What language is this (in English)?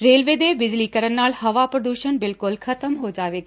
Punjabi